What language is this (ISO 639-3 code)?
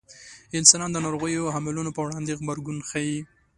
pus